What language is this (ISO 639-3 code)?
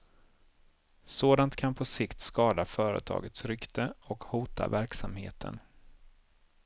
swe